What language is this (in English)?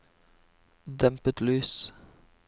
Norwegian